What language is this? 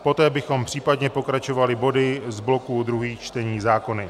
Czech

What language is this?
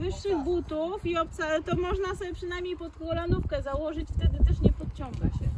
Polish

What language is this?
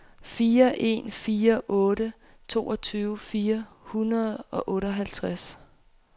Danish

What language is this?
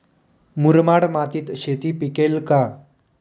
Marathi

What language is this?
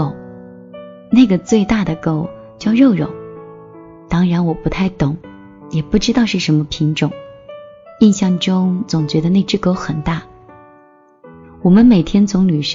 Chinese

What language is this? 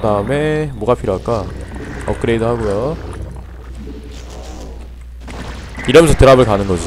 Korean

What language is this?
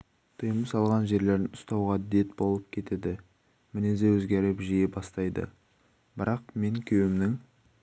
Kazakh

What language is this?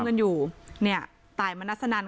Thai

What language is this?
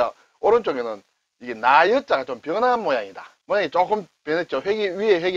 Korean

